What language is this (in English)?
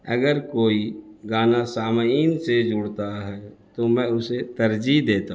Urdu